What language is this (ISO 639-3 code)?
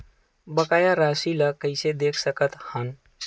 hne